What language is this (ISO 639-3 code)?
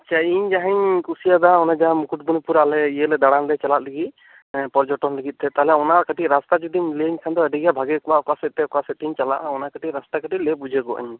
sat